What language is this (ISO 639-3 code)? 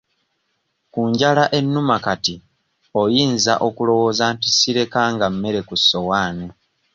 lug